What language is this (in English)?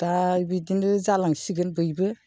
Bodo